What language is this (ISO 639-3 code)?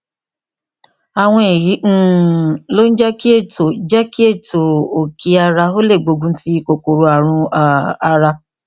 yor